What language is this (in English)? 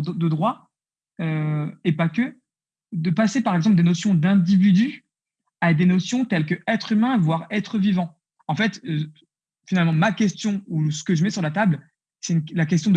French